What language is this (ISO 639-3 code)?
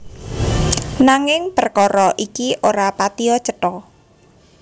jav